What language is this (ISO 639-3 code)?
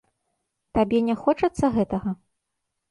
bel